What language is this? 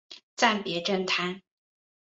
Chinese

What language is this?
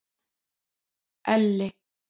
Icelandic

